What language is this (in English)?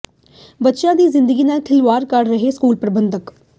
Punjabi